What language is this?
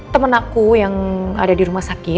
Indonesian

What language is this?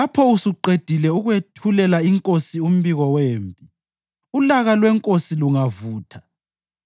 North Ndebele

